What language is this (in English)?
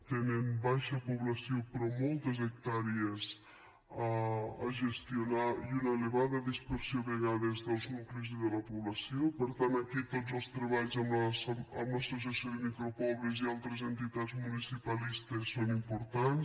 Catalan